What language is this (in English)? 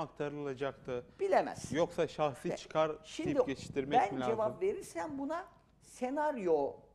Turkish